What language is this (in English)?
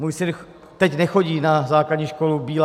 Czech